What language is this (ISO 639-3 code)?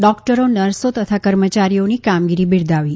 guj